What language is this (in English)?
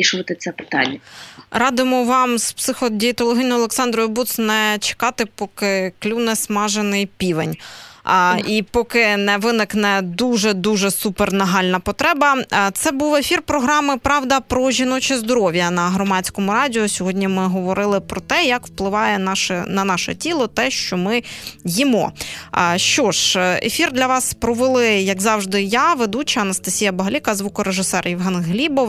Ukrainian